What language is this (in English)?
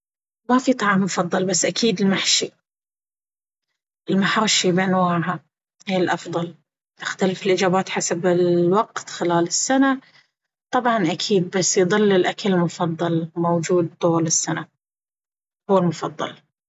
Baharna Arabic